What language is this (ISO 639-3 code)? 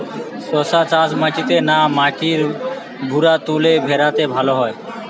ben